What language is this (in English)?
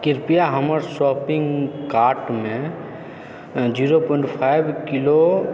Maithili